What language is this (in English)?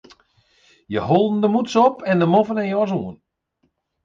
Western Frisian